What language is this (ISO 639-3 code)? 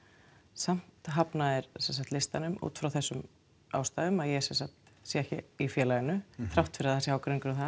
isl